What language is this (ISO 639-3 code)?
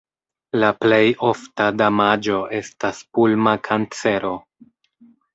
epo